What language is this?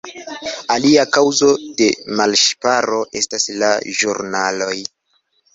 Esperanto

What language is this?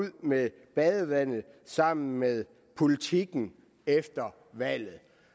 Danish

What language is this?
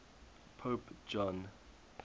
English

